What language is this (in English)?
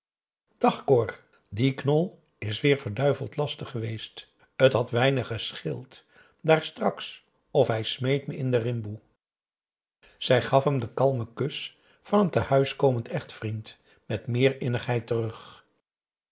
Dutch